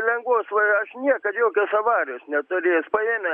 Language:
Lithuanian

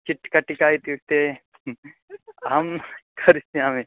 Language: Sanskrit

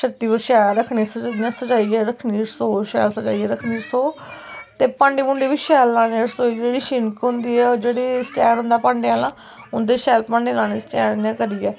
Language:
Dogri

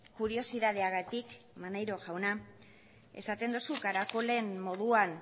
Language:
Basque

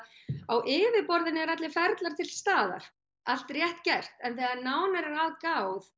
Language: Icelandic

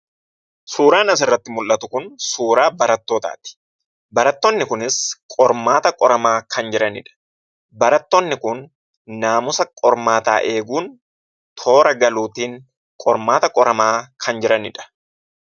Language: Oromo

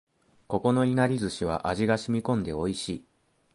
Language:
Japanese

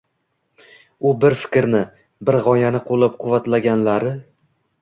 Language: Uzbek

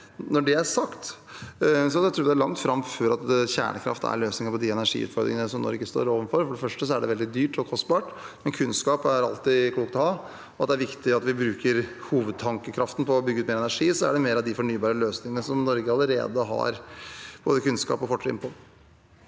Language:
Norwegian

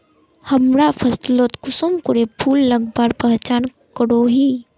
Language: Magahi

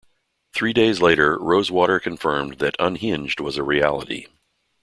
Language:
English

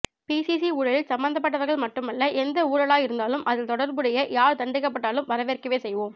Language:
Tamil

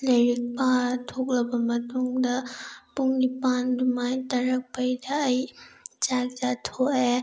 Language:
Manipuri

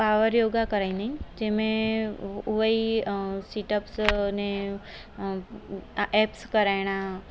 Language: Sindhi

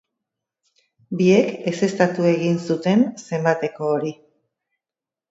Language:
Basque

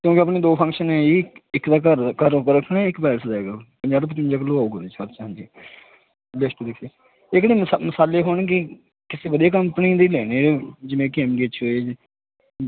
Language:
Punjabi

